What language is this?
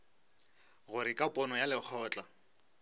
Northern Sotho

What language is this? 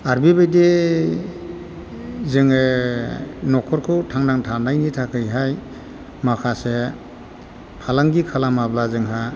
Bodo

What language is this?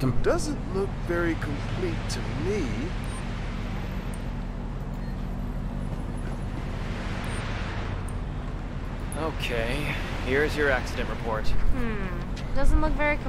Turkish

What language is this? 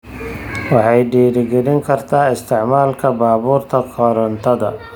Somali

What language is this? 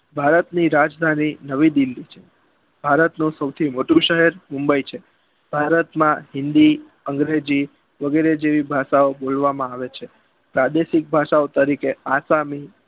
Gujarati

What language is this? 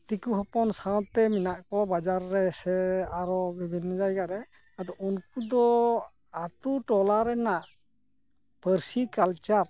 Santali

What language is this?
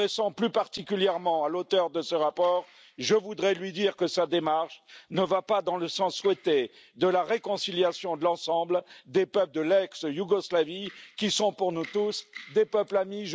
French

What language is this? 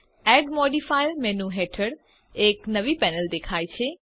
Gujarati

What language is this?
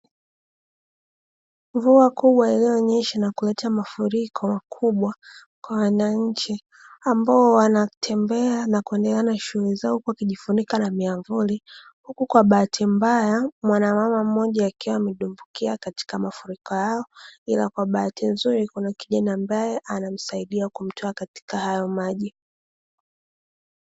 Swahili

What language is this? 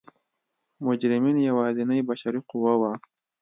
Pashto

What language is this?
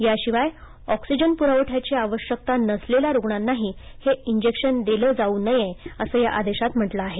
Marathi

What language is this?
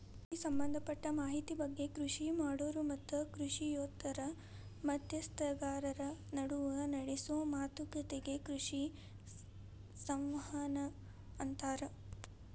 Kannada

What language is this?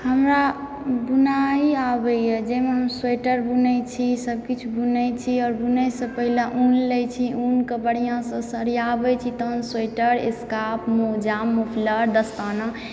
Maithili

